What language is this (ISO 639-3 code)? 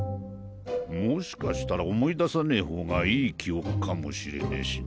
jpn